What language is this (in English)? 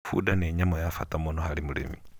Kikuyu